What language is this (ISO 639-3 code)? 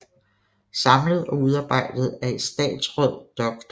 dan